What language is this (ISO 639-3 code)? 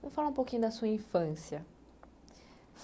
por